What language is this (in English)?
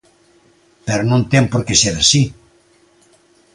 Galician